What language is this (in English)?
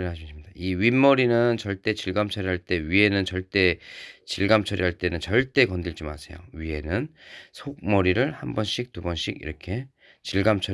Korean